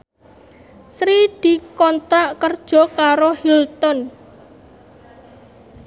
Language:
Javanese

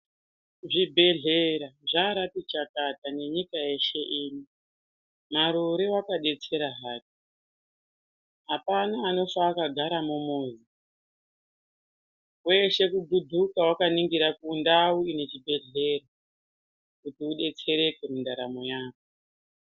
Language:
Ndau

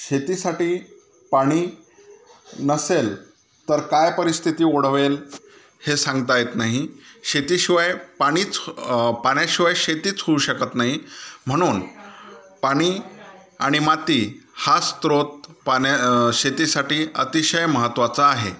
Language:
Marathi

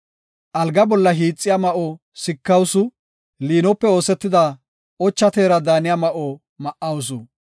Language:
Gofa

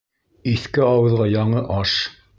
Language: Bashkir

